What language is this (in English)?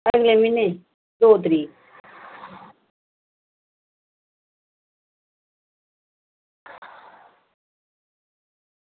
Dogri